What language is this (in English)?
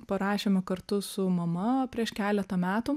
Lithuanian